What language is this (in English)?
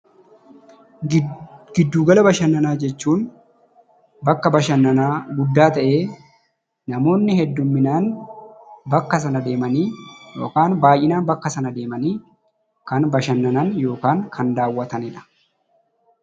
Oromo